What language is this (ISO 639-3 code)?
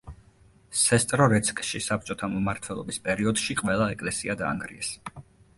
kat